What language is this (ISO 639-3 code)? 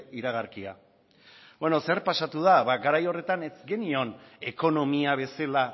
eus